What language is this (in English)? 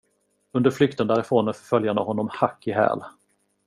Swedish